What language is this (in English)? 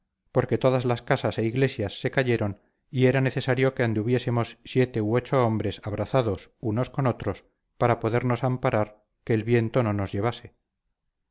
Spanish